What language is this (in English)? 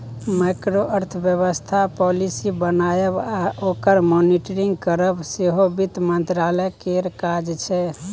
Maithili